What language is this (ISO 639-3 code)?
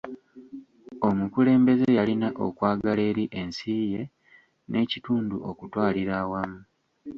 lug